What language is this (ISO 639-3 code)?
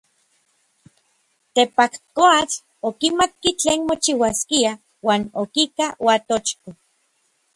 nlv